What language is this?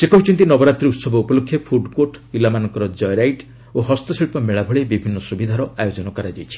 Odia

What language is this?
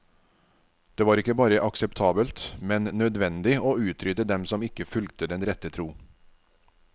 Norwegian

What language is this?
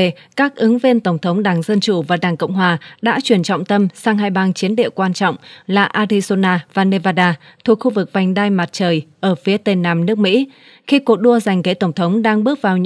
Vietnamese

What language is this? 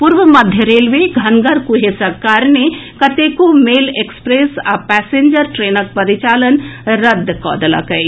Maithili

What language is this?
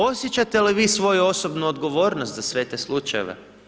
Croatian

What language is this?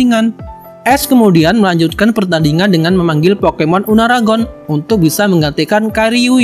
Indonesian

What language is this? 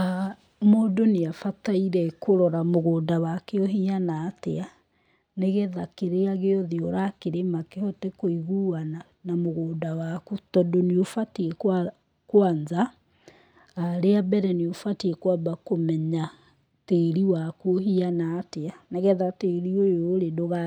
Kikuyu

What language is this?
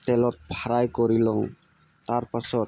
Assamese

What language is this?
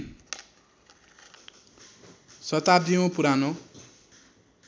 Nepali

